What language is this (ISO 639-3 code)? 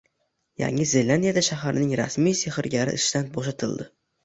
uzb